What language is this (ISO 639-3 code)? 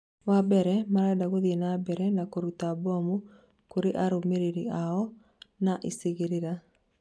kik